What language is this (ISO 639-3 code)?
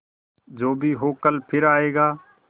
hin